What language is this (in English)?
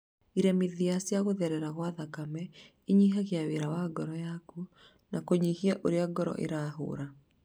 Kikuyu